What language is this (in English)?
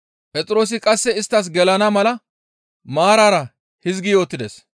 Gamo